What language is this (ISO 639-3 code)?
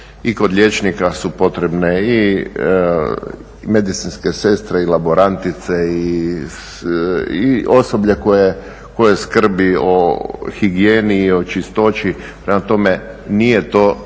hrv